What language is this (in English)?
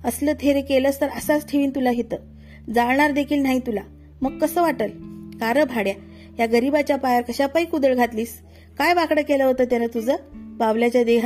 Marathi